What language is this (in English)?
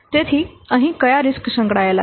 Gujarati